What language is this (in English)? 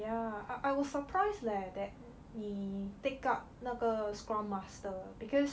English